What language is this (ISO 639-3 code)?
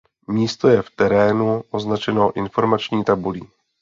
ces